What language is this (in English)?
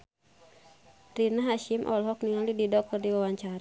Sundanese